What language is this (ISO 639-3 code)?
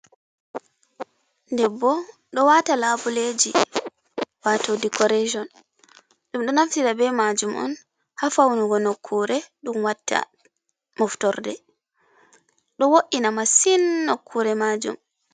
ful